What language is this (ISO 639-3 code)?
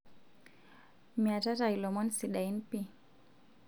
mas